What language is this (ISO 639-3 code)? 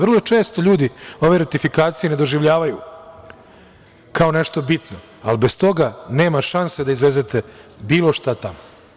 srp